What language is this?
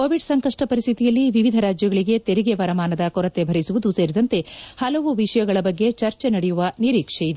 Kannada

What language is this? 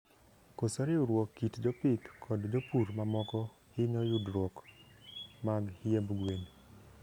Luo (Kenya and Tanzania)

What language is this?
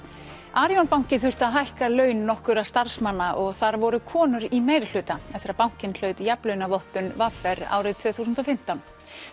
Icelandic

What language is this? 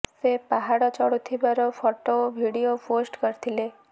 Odia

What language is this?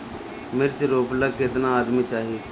Bhojpuri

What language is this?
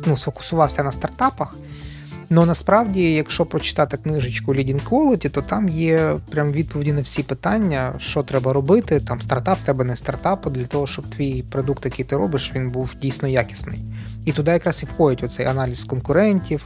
Ukrainian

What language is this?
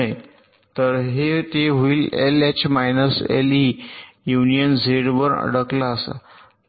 Marathi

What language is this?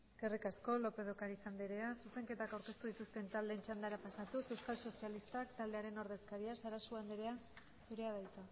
Basque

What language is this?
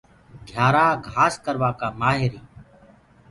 Gurgula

